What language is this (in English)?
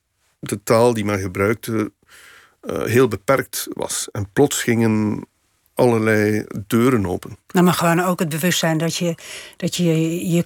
Dutch